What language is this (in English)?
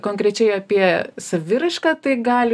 Lithuanian